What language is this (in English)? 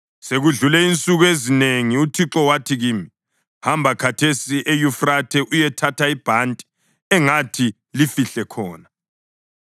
North Ndebele